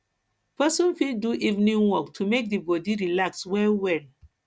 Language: Nigerian Pidgin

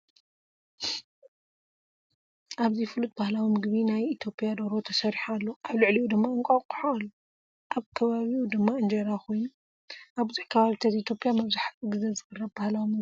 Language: Tigrinya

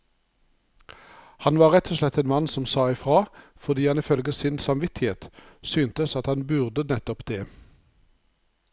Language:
Norwegian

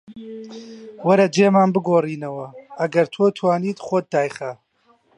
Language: Central Kurdish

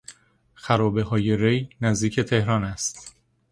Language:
Persian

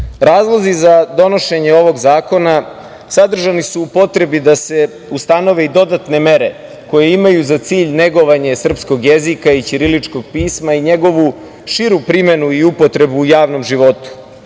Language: Serbian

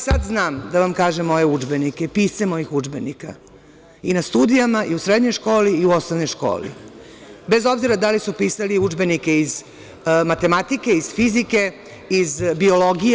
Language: Serbian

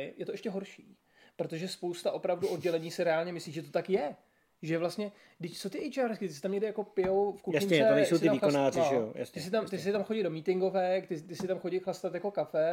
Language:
Czech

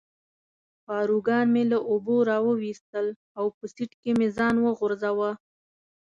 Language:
Pashto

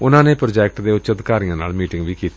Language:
Punjabi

